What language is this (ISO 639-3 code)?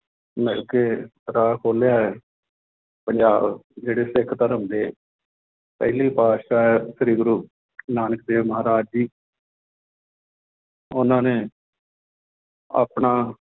pan